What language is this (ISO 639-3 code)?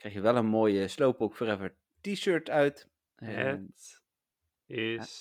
nld